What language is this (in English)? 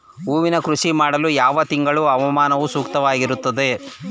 Kannada